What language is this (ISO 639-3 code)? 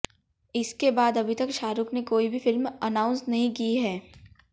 hin